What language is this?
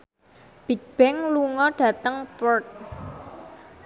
Javanese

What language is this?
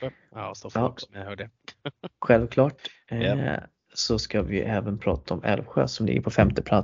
Swedish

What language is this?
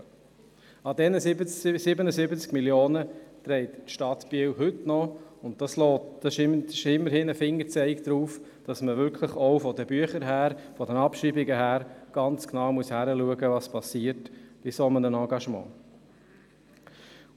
Swiss German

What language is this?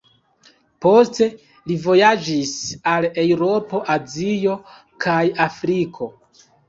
Esperanto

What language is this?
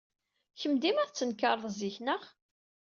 Kabyle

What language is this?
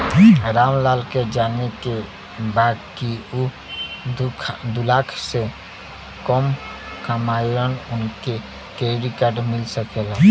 Bhojpuri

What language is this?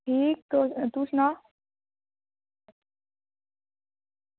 Dogri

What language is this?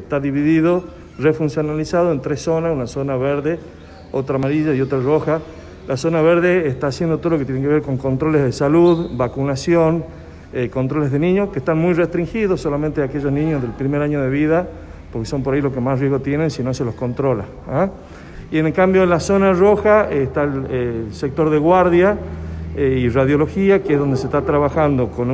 Spanish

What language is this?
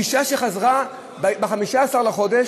Hebrew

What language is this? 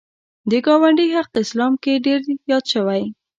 Pashto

